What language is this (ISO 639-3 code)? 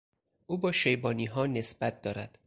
fas